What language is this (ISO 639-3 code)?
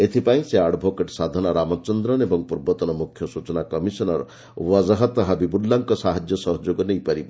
ori